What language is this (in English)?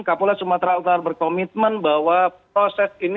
Indonesian